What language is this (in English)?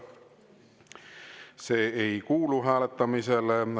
Estonian